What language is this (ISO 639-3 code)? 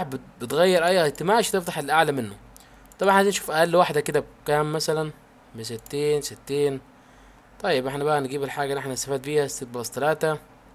ara